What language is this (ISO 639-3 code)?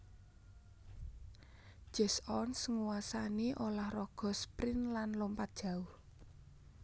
jav